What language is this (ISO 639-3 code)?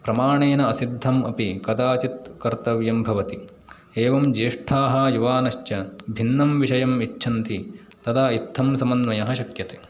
san